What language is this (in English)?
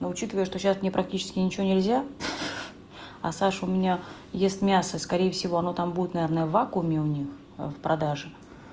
Russian